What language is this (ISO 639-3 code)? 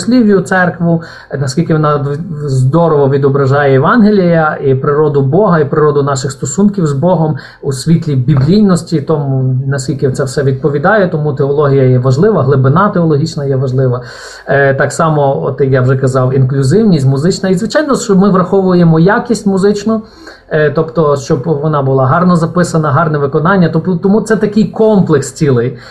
ukr